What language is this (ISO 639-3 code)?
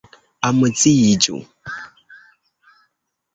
epo